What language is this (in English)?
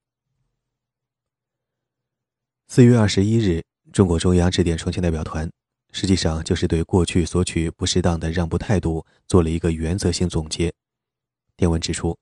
Chinese